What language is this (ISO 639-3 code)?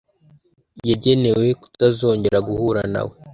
kin